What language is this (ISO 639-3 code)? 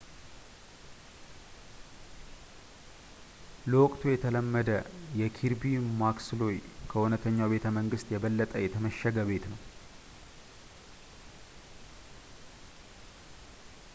amh